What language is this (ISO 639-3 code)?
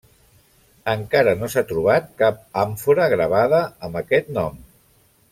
cat